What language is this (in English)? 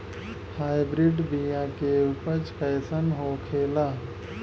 Bhojpuri